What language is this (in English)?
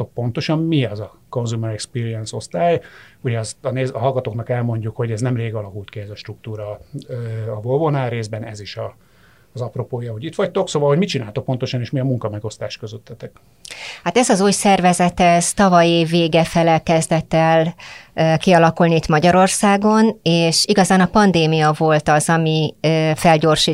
Hungarian